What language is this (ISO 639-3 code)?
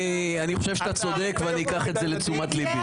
heb